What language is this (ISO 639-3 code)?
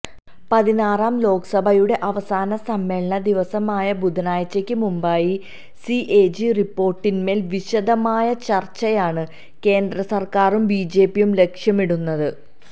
mal